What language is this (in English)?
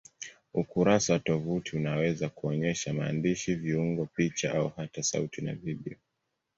Swahili